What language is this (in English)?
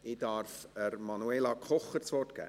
Swiss German